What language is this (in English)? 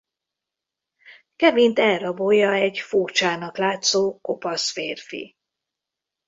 Hungarian